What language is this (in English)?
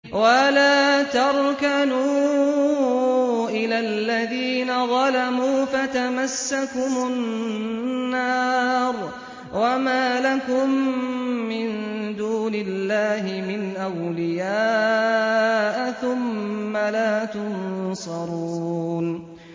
Arabic